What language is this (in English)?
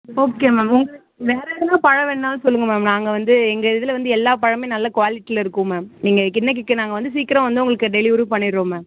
Tamil